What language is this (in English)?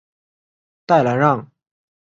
Chinese